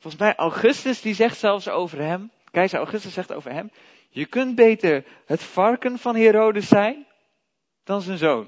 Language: Dutch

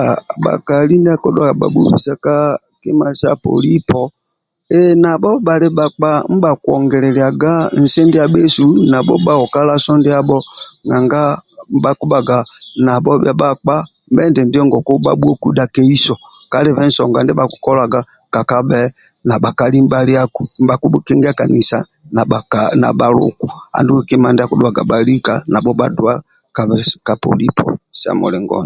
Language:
Amba (Uganda)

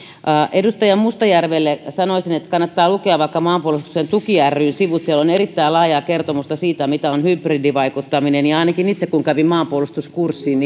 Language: Finnish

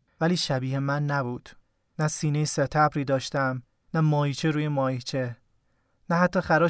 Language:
Persian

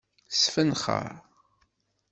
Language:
Kabyle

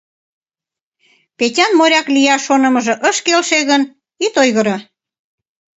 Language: Mari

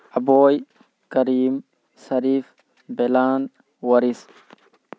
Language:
Manipuri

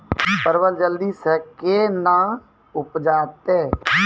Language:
Maithili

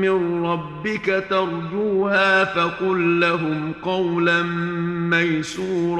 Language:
Arabic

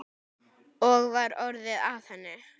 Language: Icelandic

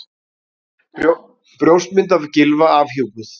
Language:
Icelandic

